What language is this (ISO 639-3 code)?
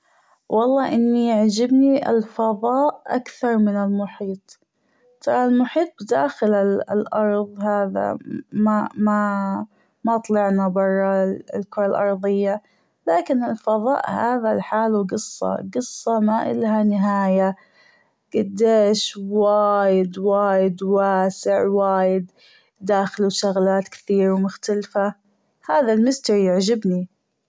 afb